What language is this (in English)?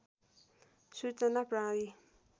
Nepali